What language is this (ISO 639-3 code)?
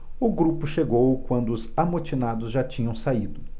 por